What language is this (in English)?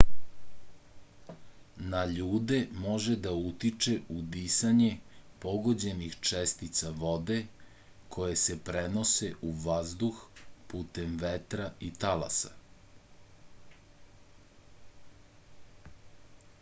Serbian